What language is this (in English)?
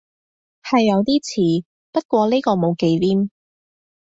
Cantonese